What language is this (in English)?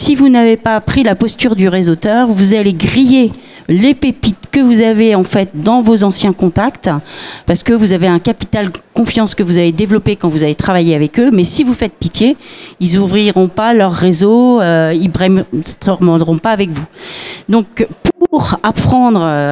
French